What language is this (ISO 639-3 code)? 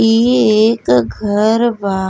bho